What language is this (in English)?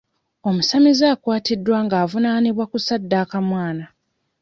Ganda